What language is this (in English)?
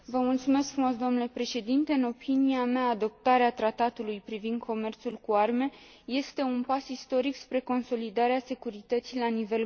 Romanian